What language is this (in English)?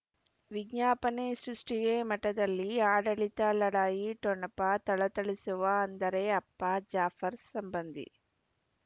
Kannada